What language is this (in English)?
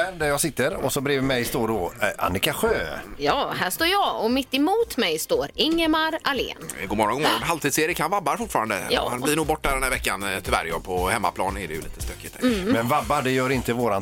Swedish